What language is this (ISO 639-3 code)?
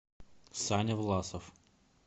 rus